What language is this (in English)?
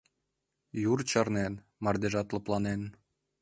Mari